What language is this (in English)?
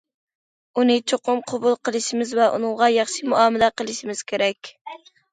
Uyghur